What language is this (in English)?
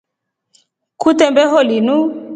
Rombo